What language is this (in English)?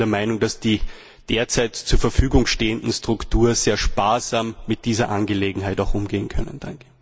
German